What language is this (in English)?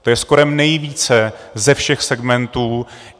Czech